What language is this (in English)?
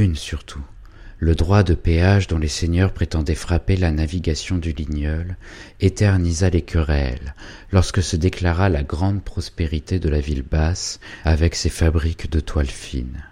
French